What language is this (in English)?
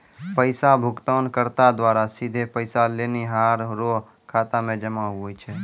Maithili